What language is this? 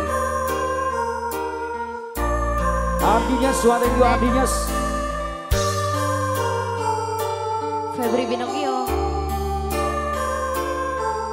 Indonesian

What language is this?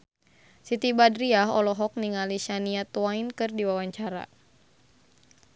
Sundanese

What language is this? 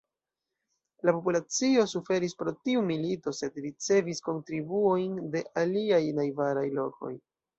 Esperanto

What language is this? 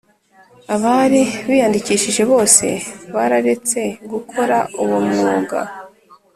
Kinyarwanda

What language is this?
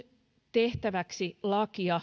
Finnish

